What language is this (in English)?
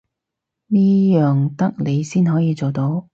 Cantonese